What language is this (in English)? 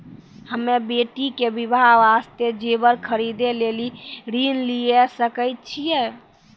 Maithili